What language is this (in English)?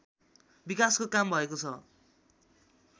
Nepali